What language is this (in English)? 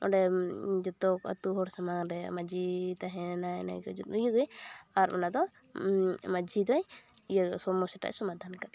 Santali